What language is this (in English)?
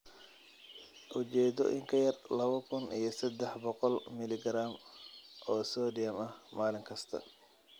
Somali